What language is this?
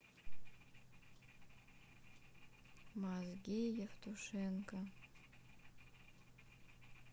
Russian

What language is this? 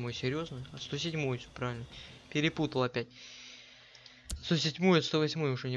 Russian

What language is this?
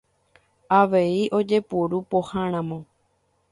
Guarani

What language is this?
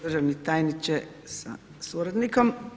Croatian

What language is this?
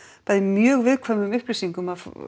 Icelandic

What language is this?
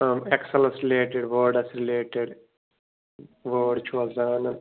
Kashmiri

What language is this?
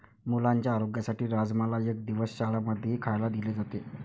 Marathi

